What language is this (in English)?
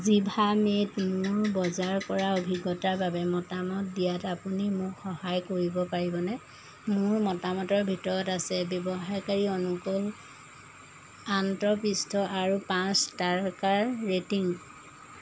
Assamese